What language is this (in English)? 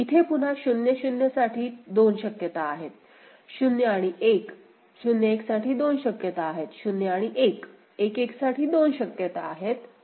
Marathi